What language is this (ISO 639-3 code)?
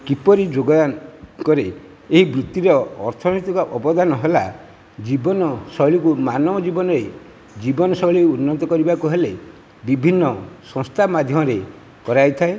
ori